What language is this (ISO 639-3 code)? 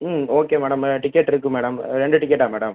tam